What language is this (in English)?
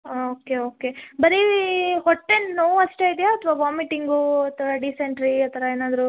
Kannada